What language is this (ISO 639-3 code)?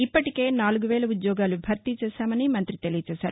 tel